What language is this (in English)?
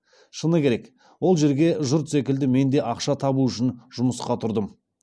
Kazakh